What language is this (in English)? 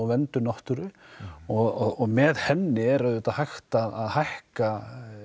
Icelandic